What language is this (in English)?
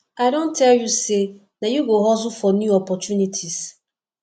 Nigerian Pidgin